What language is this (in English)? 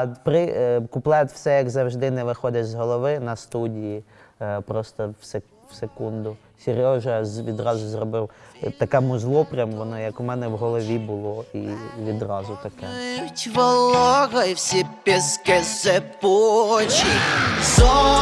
Ukrainian